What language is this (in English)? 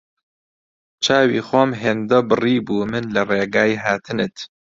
Central Kurdish